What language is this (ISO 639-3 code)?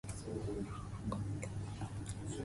jpn